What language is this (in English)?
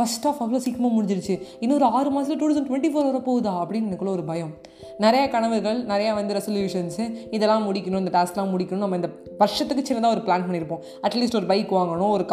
Tamil